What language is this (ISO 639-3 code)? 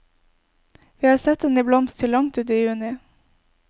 nor